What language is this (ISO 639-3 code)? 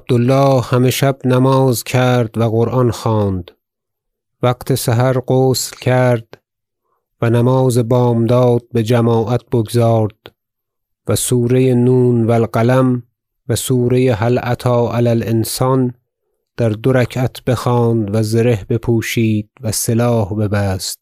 fas